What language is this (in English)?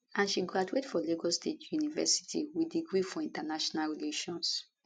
Nigerian Pidgin